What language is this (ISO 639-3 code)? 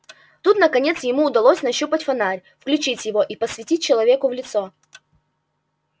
rus